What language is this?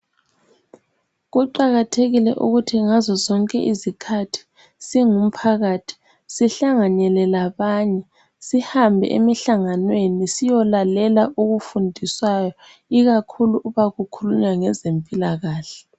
North Ndebele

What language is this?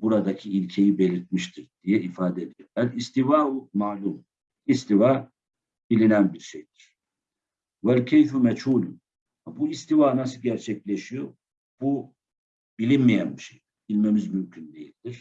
Turkish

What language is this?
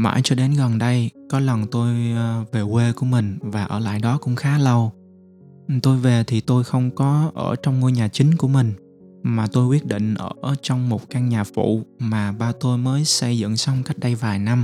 Vietnamese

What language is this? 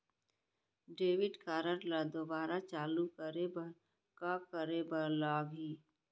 Chhattisgarhi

